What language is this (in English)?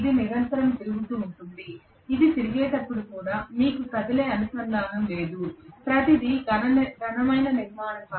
Telugu